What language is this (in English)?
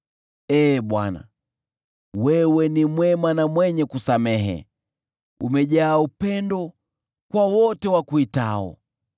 Swahili